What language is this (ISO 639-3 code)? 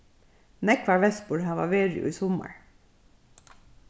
fao